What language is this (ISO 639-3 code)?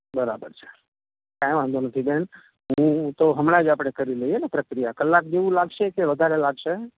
guj